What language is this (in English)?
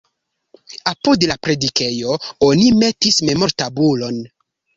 Esperanto